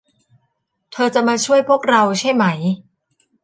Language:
Thai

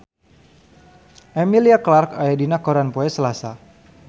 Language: Sundanese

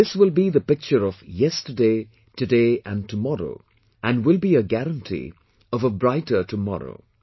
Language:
English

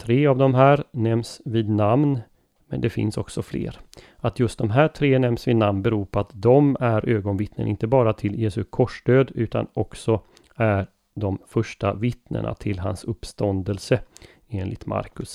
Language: Swedish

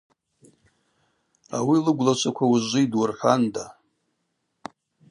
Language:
Abaza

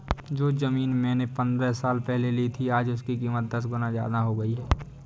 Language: Hindi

